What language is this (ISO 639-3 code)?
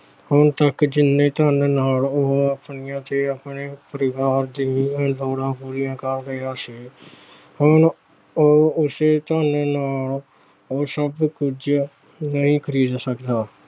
pan